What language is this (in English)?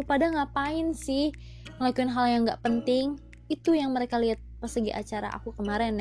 Indonesian